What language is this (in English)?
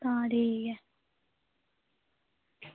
Dogri